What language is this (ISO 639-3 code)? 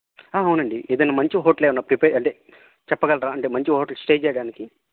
tel